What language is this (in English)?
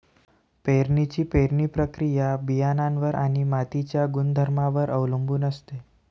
Marathi